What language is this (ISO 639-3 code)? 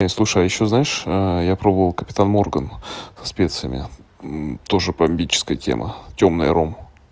rus